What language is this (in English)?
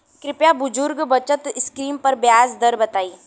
Bhojpuri